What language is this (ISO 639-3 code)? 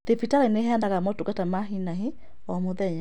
kik